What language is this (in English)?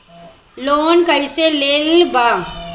Bhojpuri